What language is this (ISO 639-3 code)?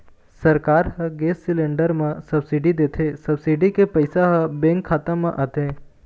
hne